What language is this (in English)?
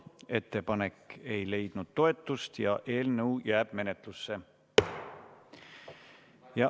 Estonian